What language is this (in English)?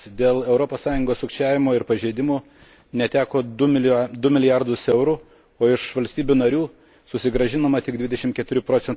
Lithuanian